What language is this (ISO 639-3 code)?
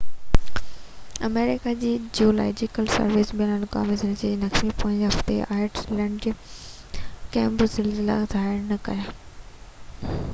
snd